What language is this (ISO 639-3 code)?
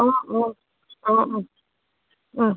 asm